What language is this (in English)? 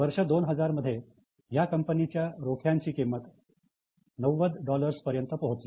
Marathi